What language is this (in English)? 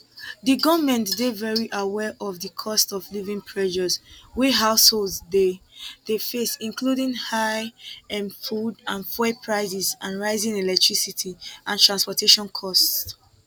Nigerian Pidgin